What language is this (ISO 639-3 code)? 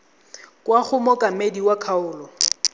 tsn